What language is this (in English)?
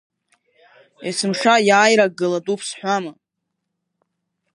Abkhazian